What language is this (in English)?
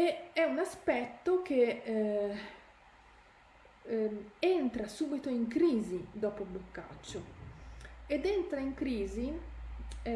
Italian